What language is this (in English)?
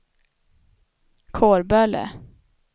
Swedish